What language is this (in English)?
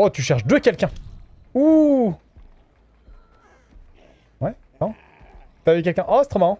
French